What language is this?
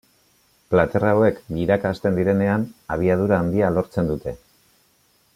Basque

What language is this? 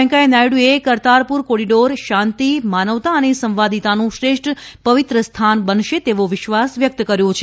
Gujarati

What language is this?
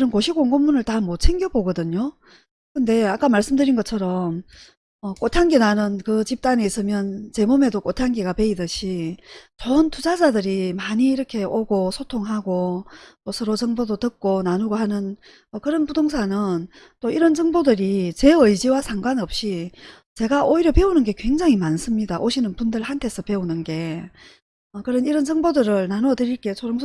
Korean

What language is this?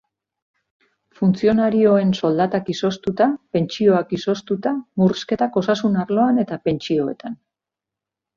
Basque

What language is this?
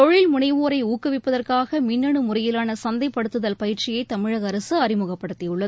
Tamil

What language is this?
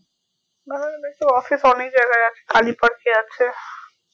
Bangla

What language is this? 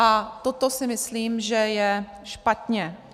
Czech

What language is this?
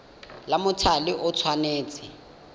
Tswana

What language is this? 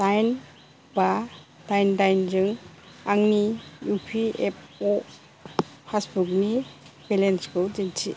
Bodo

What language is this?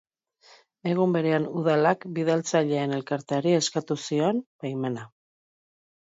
Basque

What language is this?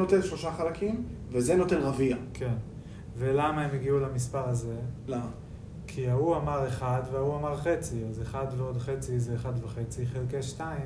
Hebrew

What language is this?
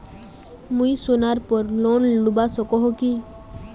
Magahi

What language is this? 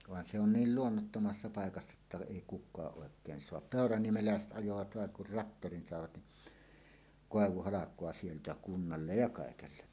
Finnish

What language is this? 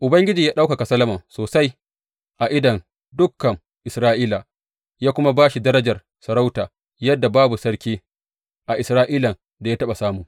Hausa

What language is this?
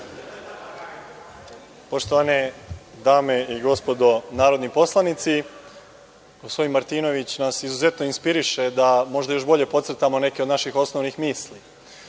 Serbian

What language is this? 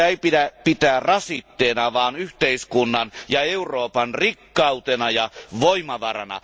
Finnish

